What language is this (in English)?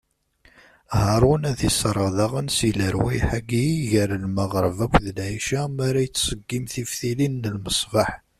Kabyle